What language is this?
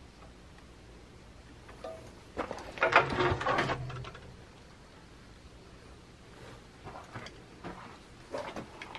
Greek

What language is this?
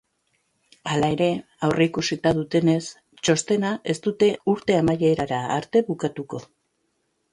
Basque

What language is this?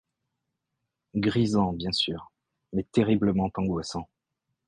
French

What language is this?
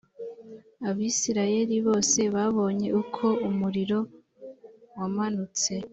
Kinyarwanda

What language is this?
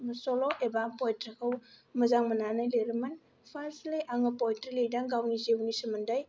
Bodo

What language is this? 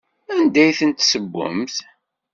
Kabyle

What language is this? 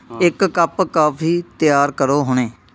Punjabi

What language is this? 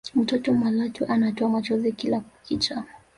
Swahili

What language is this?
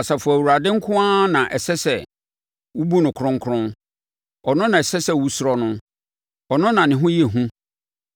Akan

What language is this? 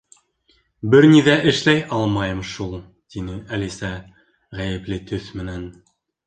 Bashkir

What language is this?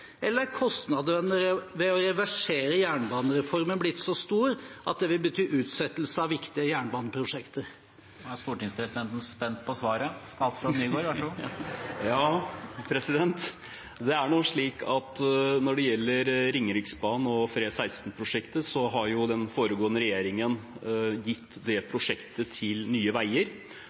Norwegian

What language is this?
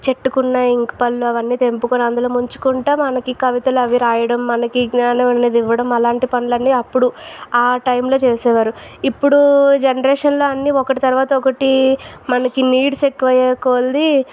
Telugu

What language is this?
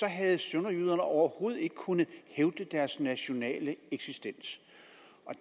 Danish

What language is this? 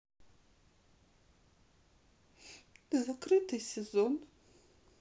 Russian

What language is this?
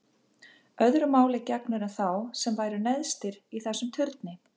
Icelandic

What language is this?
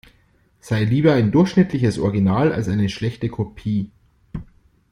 German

